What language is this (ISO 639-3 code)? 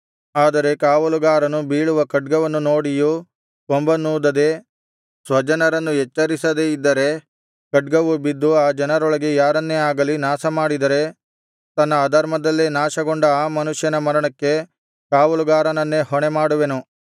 kan